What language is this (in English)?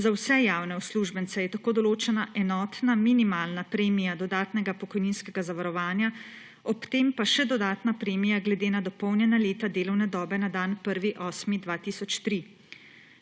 Slovenian